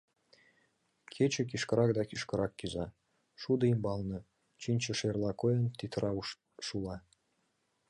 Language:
Mari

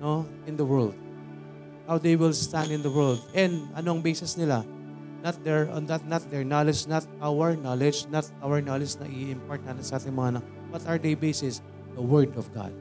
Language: Filipino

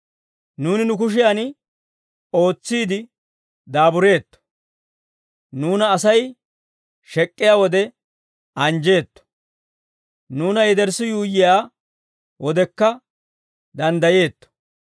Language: Dawro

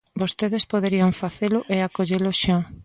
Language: Galician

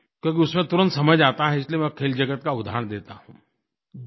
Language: Hindi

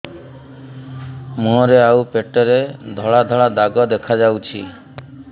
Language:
Odia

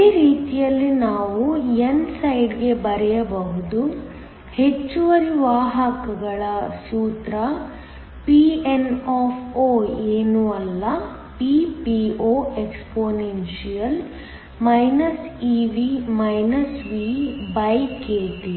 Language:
Kannada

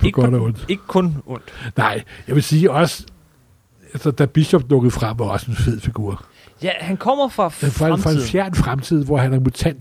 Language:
Danish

